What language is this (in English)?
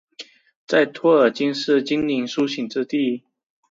Chinese